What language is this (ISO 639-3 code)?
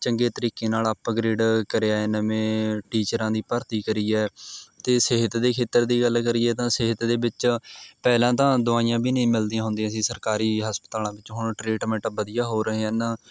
pan